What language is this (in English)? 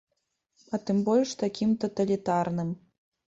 Belarusian